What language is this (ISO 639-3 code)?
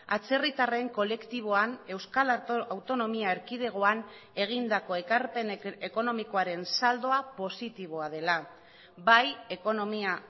eus